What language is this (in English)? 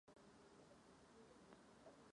Czech